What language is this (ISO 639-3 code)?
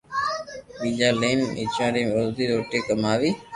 lrk